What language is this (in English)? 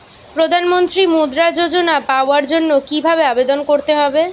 Bangla